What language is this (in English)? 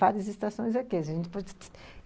Portuguese